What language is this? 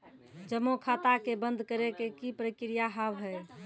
Maithili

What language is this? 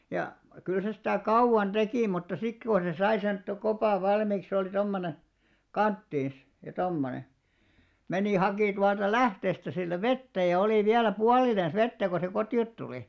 Finnish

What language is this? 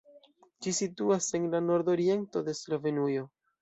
Esperanto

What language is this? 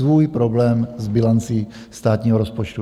Czech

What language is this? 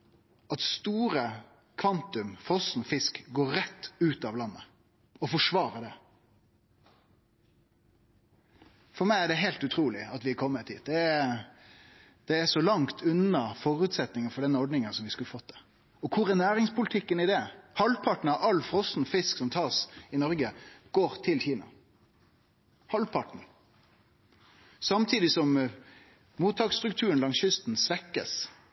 Norwegian Nynorsk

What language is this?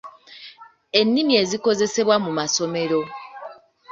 Ganda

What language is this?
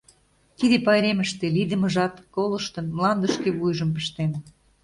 Mari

